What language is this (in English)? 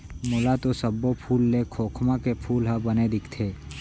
Chhattisgarhi